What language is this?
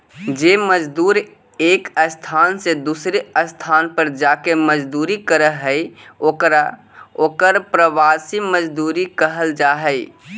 Magahi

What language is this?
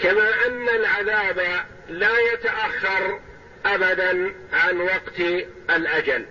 Arabic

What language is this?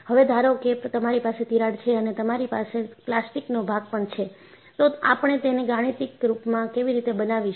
Gujarati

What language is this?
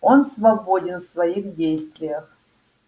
Russian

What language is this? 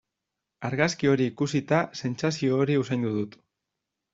Basque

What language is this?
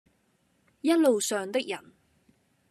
Cantonese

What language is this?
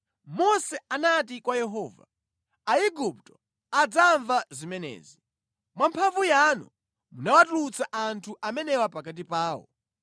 Nyanja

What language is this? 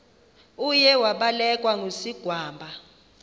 Xhosa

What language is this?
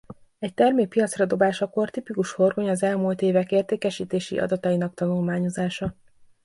Hungarian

